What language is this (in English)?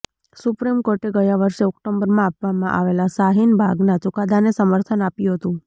Gujarati